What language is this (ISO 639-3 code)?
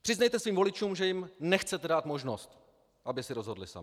ces